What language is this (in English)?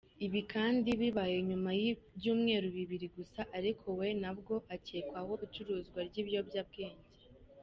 Kinyarwanda